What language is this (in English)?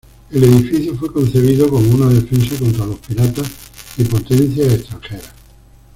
Spanish